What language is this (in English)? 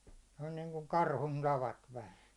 Finnish